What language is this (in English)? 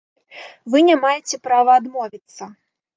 Belarusian